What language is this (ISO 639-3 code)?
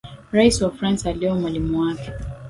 swa